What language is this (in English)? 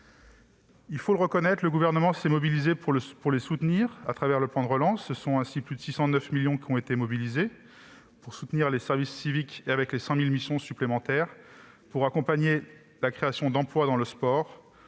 French